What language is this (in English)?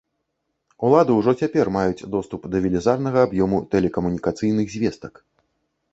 Belarusian